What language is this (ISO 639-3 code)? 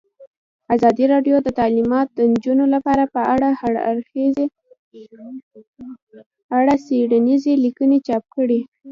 pus